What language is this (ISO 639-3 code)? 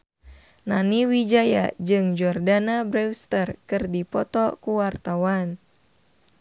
sun